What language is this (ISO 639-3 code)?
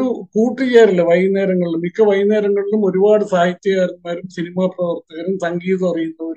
mal